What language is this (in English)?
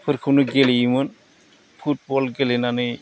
Bodo